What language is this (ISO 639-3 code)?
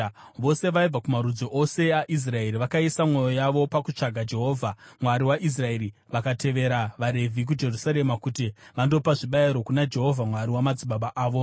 sna